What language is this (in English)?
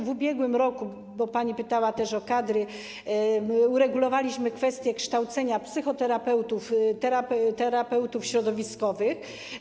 Polish